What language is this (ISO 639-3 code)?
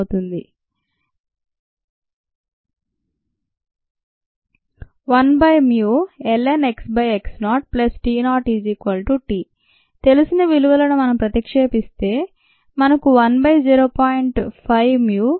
tel